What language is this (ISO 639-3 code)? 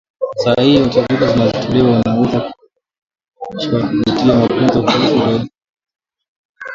swa